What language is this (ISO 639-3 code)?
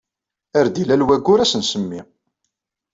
kab